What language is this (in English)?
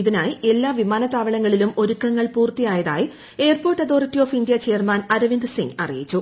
Malayalam